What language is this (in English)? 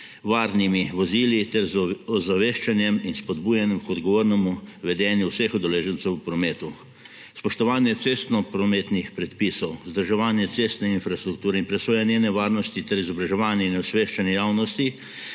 Slovenian